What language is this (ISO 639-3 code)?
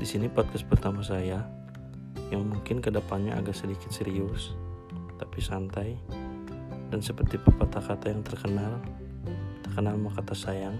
ind